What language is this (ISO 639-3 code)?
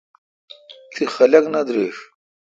xka